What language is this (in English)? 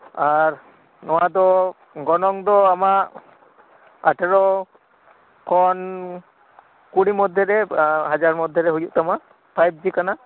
Santali